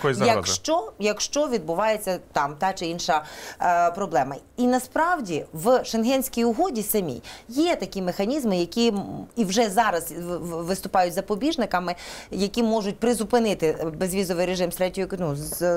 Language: Ukrainian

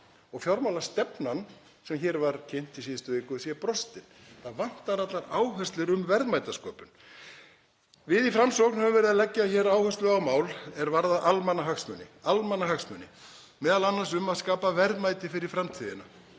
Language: Icelandic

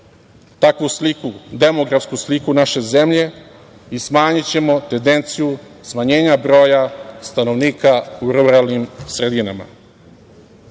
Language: Serbian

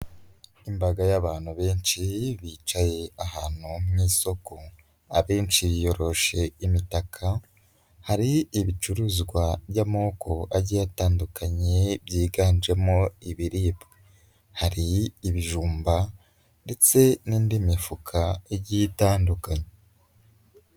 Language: Kinyarwanda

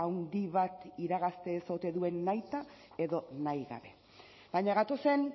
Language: Basque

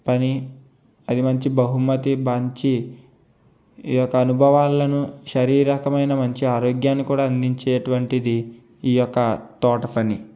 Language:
Telugu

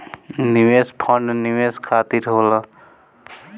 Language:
Bhojpuri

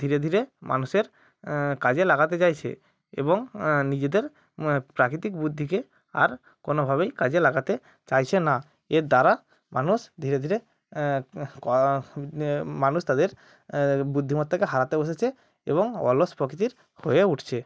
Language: Bangla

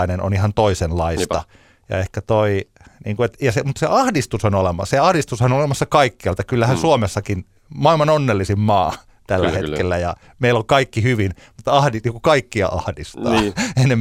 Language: Finnish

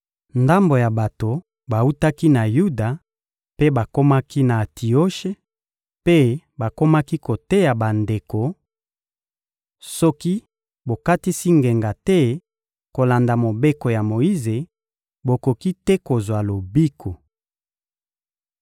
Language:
Lingala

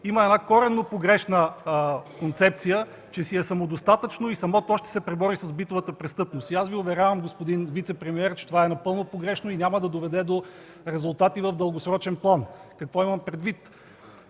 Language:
Bulgarian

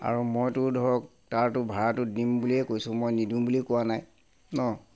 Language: Assamese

